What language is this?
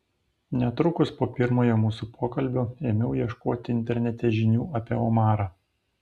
Lithuanian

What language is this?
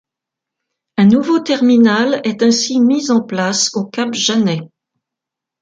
French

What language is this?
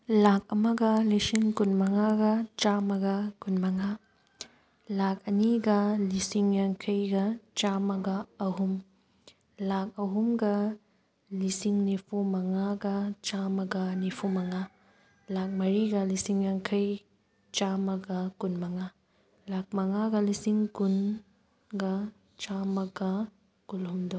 Manipuri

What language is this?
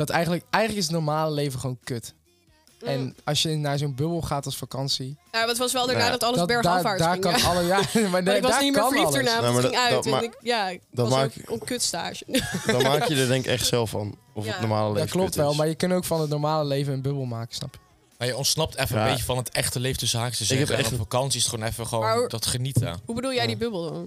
Dutch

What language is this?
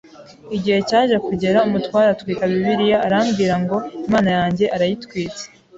Kinyarwanda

